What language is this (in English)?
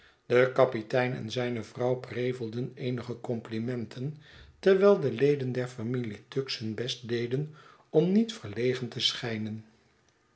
Dutch